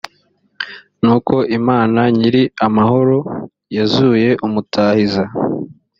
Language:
Kinyarwanda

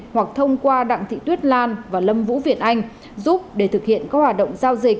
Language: Vietnamese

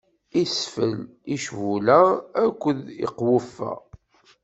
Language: Kabyle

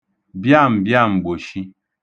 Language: Igbo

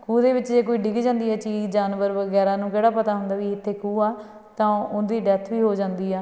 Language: Punjabi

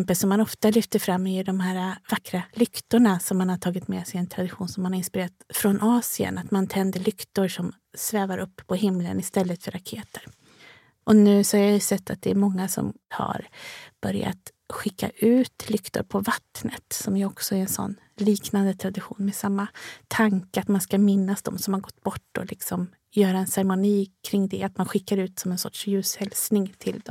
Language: Swedish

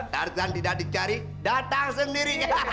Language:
Indonesian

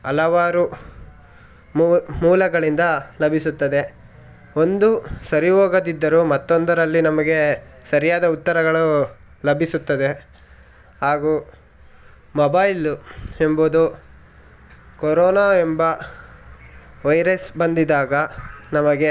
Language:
Kannada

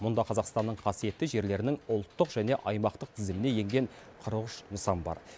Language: Kazakh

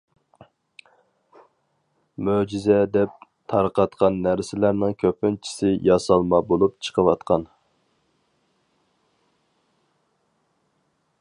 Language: Uyghur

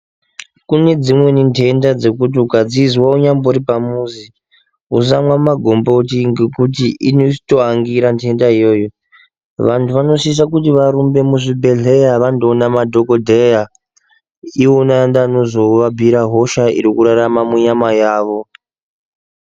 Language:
Ndau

